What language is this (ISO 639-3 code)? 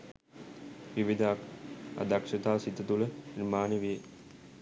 sin